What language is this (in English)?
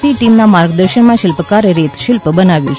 Gujarati